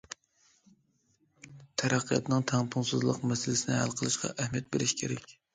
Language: Uyghur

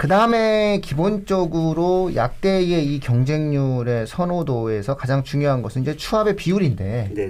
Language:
Korean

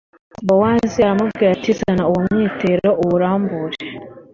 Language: Kinyarwanda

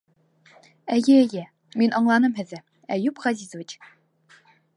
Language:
Bashkir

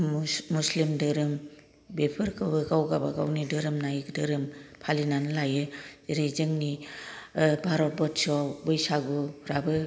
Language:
Bodo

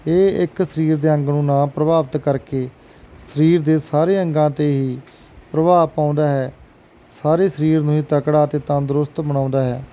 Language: Punjabi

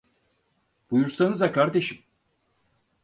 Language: Turkish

